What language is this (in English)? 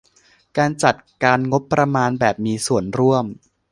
Thai